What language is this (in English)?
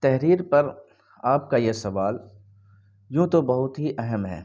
Urdu